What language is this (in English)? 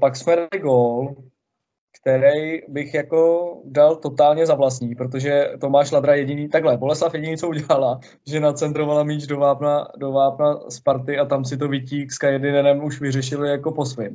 Czech